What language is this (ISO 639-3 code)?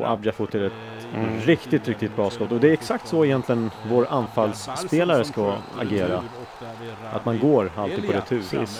swe